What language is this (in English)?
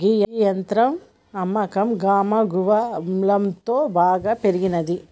Telugu